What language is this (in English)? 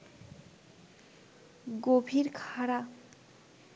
Bangla